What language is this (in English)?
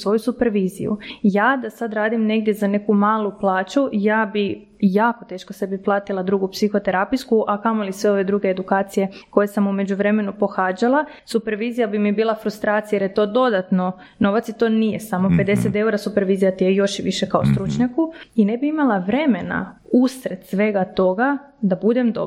Croatian